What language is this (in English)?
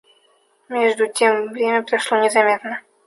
Russian